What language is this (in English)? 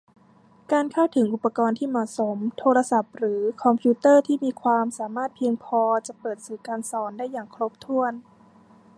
Thai